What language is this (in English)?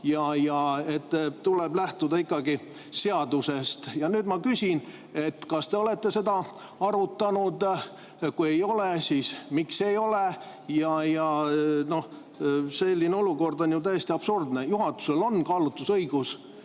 Estonian